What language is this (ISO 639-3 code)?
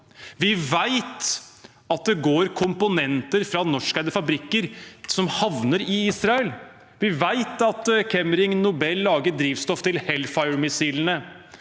nor